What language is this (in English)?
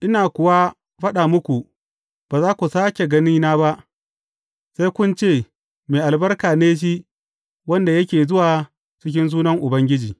Hausa